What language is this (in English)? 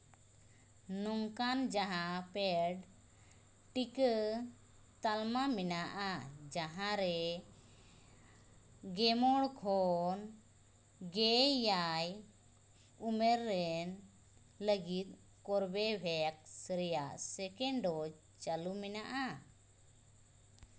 Santali